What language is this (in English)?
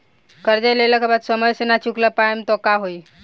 Bhojpuri